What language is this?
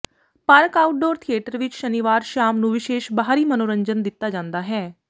Punjabi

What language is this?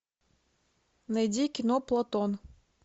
Russian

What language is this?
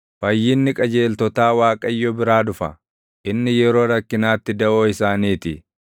Oromo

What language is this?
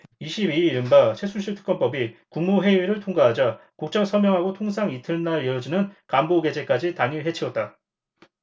Korean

